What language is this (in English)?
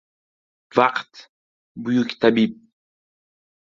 Uzbek